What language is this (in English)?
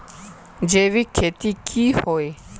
Magahi